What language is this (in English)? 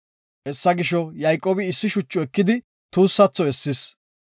Gofa